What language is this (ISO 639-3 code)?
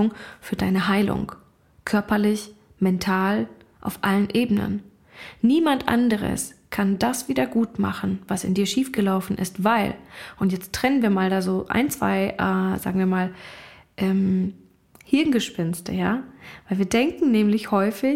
deu